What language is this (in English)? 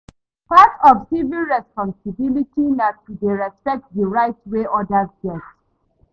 Nigerian Pidgin